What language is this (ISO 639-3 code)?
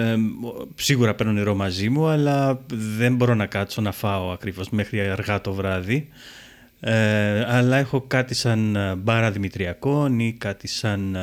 ell